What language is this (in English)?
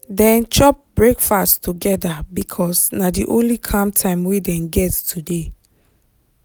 Nigerian Pidgin